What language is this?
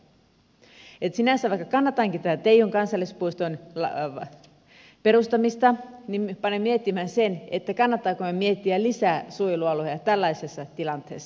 Finnish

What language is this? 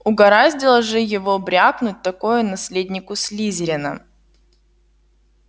Russian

